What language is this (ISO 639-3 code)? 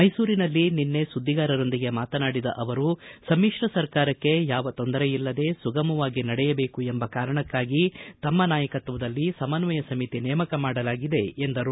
kan